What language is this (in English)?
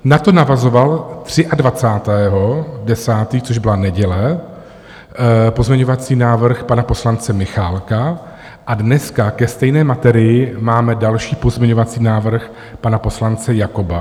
Czech